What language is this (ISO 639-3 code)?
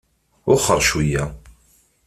kab